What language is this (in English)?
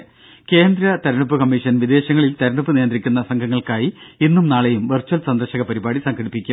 Malayalam